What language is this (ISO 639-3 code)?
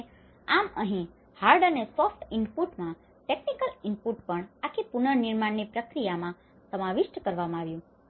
guj